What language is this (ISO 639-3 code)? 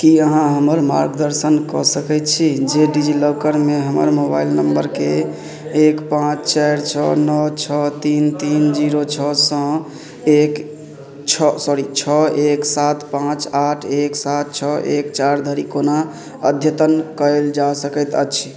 mai